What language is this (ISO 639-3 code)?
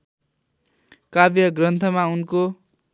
nep